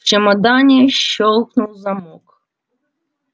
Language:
Russian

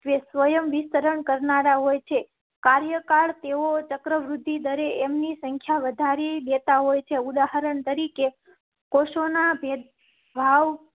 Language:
Gujarati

